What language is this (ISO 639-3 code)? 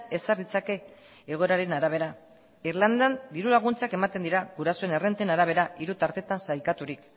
eus